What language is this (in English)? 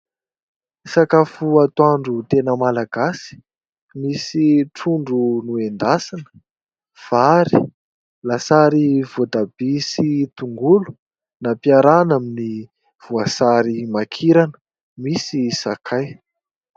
Malagasy